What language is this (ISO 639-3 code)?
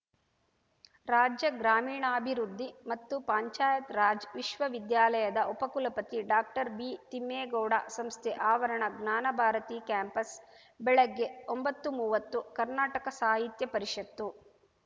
kan